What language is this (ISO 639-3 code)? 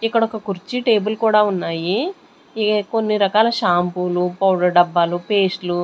tel